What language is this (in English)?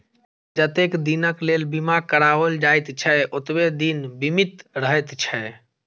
Maithili